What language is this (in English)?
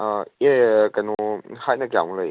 Manipuri